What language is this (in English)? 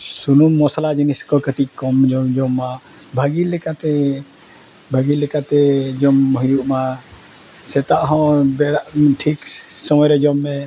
Santali